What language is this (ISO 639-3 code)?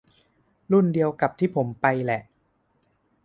tha